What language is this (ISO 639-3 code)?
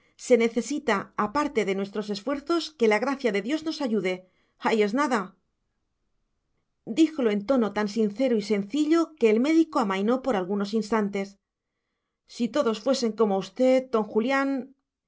spa